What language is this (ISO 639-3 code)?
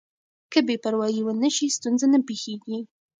pus